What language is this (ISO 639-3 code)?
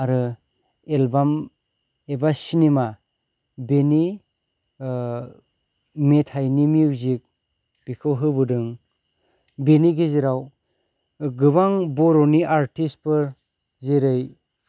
brx